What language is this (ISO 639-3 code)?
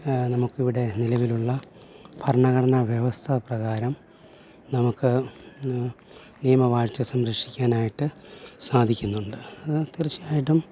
mal